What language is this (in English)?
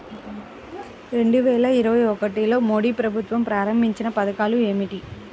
Telugu